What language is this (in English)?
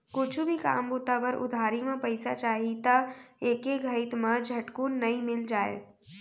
Chhattisgarhi